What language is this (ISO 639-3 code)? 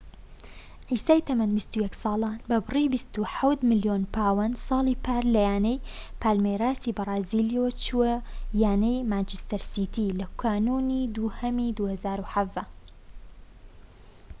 ckb